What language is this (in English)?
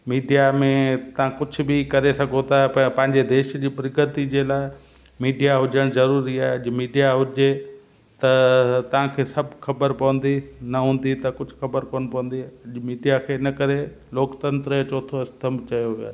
Sindhi